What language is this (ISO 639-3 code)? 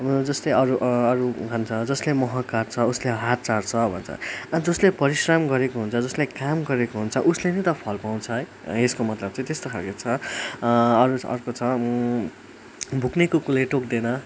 nep